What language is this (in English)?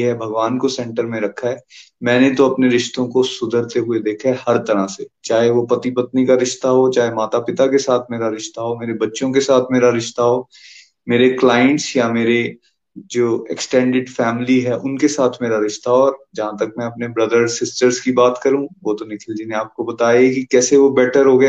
Hindi